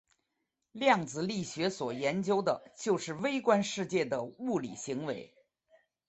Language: Chinese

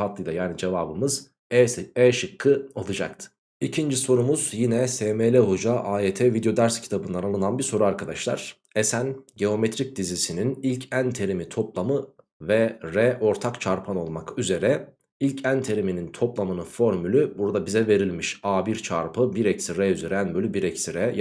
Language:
Turkish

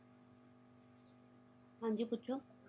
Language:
Punjabi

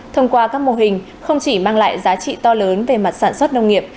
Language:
Vietnamese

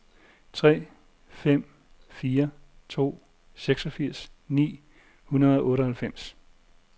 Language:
Danish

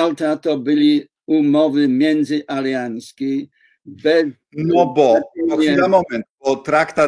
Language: Polish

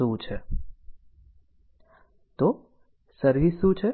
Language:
Gujarati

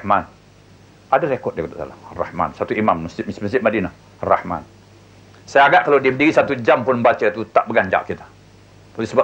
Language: Malay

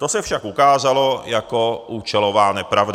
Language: Czech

